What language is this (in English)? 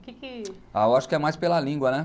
Portuguese